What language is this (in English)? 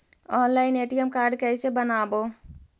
Magahi